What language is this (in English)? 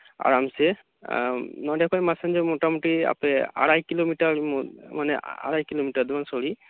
Santali